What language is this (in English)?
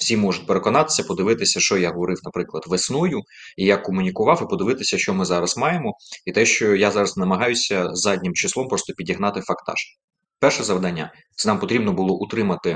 Ukrainian